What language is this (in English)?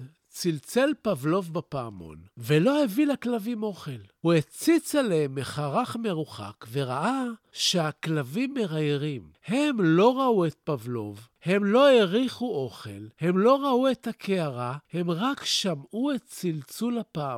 Hebrew